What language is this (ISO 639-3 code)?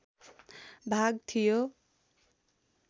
nep